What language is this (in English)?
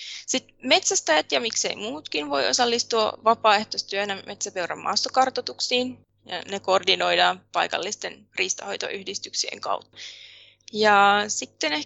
Finnish